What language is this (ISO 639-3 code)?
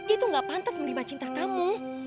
ind